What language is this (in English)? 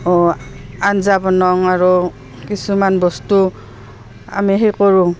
Assamese